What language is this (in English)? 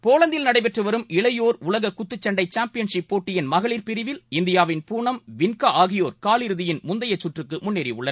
Tamil